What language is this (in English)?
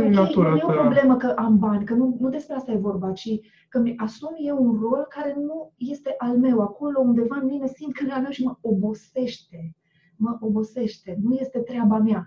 Romanian